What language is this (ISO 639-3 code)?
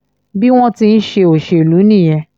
yor